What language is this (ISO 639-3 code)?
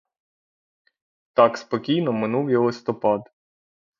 ukr